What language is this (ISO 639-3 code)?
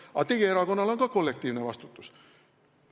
est